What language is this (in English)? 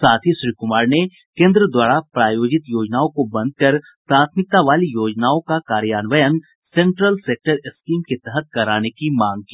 Hindi